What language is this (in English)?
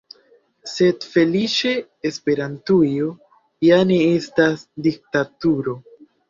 Esperanto